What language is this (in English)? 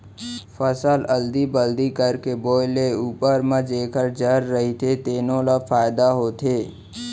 Chhattisgarhi